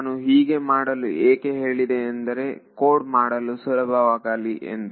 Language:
Kannada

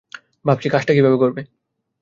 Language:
Bangla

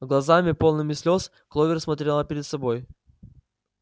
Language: Russian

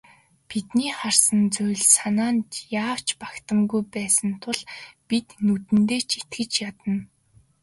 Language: Mongolian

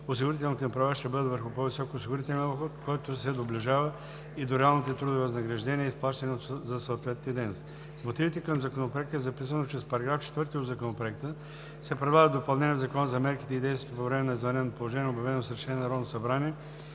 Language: Bulgarian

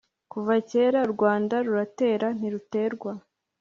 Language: Kinyarwanda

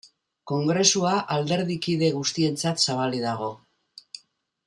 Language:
Basque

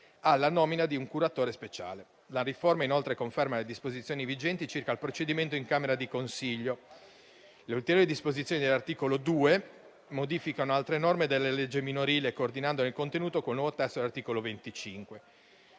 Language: Italian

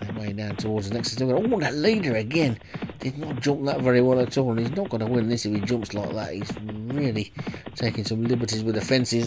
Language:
English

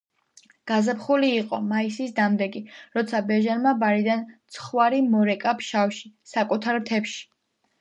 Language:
Georgian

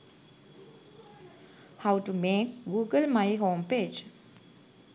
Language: Sinhala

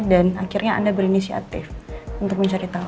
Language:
Indonesian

